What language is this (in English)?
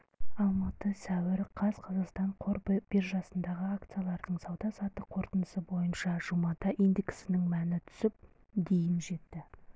Kazakh